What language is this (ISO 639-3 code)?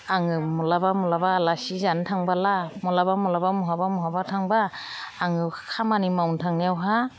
brx